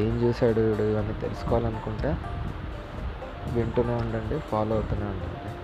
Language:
Telugu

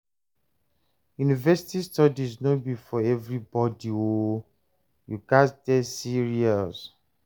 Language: Nigerian Pidgin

